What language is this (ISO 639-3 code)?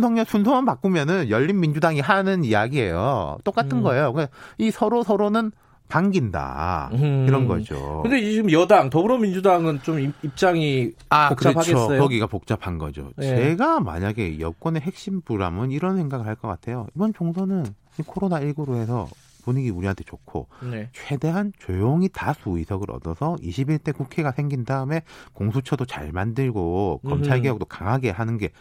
kor